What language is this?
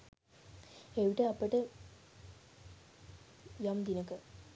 Sinhala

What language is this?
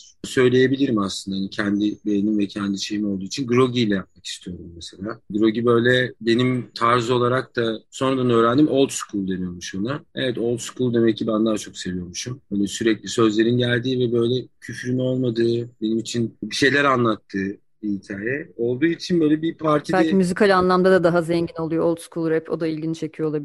Turkish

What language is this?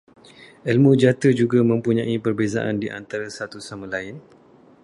Malay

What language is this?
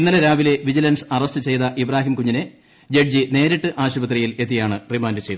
Malayalam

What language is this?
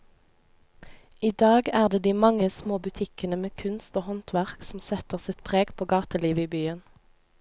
Norwegian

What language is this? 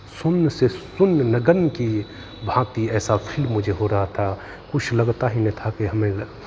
Hindi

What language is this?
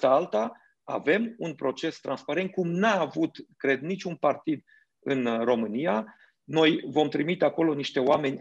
Romanian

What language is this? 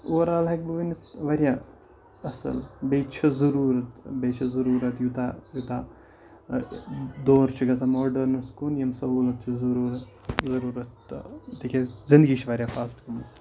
Kashmiri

